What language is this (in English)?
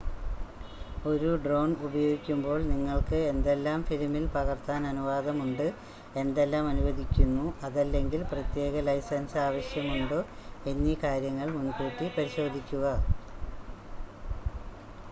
Malayalam